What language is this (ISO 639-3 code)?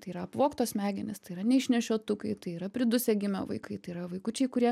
lit